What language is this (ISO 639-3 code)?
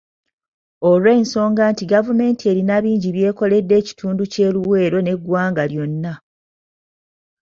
lug